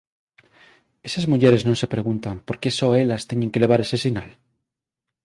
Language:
Galician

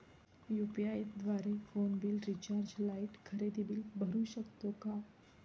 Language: Marathi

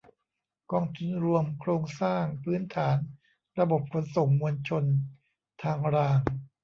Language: Thai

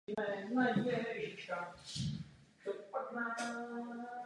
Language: Czech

